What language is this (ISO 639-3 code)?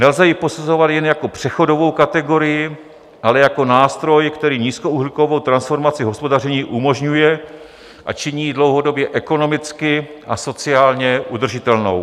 ces